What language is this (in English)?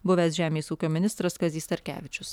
Lithuanian